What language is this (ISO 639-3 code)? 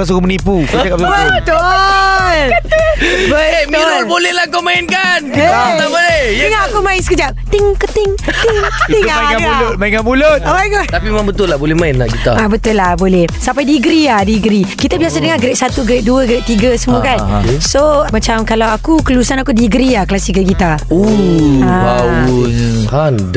msa